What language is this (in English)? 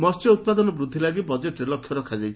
Odia